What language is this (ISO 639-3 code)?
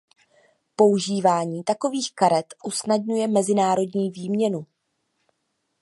ces